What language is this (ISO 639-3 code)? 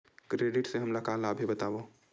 hne